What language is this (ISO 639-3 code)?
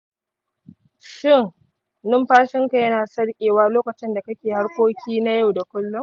hau